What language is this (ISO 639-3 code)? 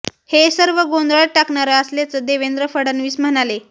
mar